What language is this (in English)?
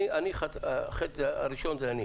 Hebrew